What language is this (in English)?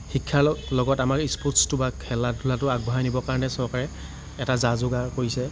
Assamese